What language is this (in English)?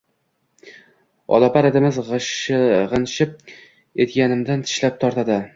Uzbek